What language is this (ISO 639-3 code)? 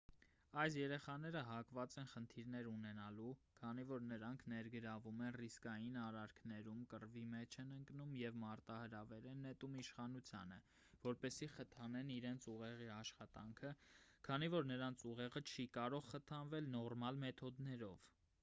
hye